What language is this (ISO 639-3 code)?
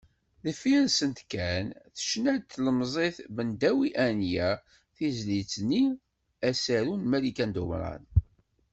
kab